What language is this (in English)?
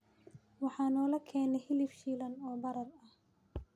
Somali